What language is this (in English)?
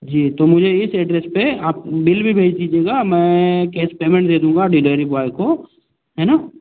Hindi